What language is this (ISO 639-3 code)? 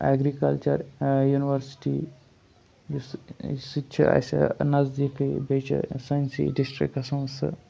kas